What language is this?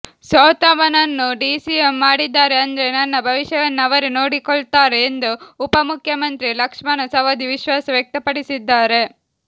Kannada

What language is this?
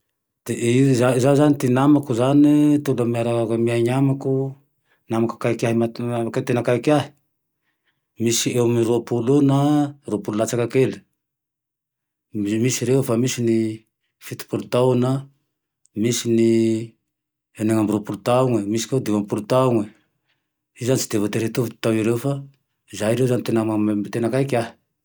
Tandroy-Mahafaly Malagasy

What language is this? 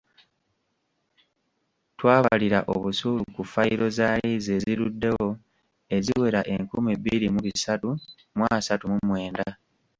Ganda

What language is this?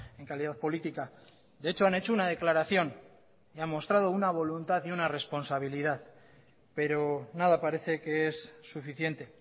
Spanish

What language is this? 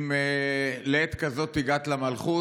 Hebrew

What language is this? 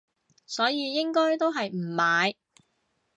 Cantonese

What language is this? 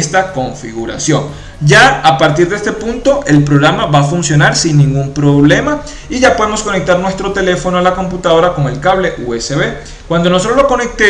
Spanish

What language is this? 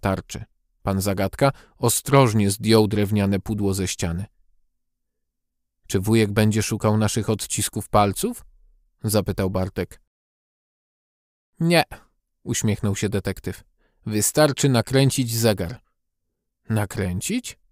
Polish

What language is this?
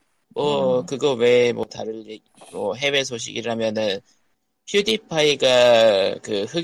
Korean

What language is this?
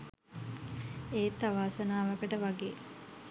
Sinhala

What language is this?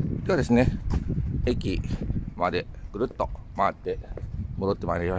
Japanese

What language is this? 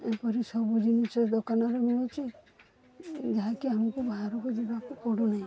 Odia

